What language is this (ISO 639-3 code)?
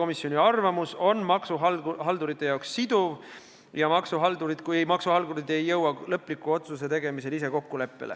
est